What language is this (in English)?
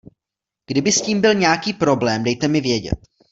Czech